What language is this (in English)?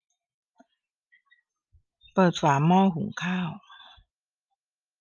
Thai